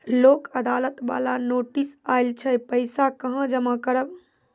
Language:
Maithili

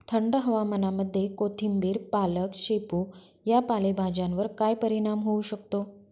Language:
Marathi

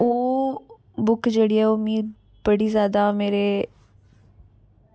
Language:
Dogri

